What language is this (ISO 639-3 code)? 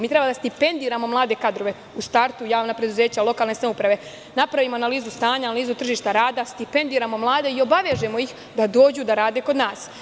srp